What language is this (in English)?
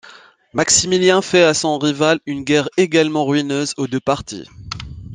French